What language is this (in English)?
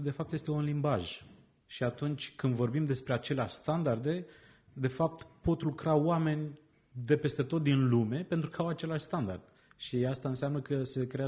Romanian